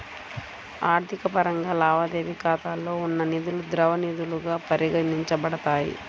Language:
Telugu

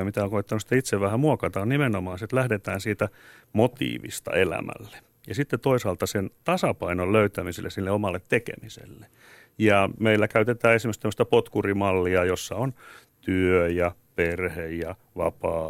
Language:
Finnish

